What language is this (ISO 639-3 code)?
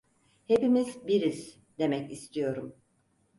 tur